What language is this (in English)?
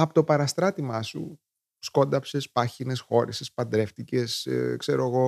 Greek